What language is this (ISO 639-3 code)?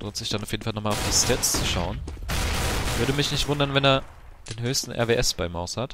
deu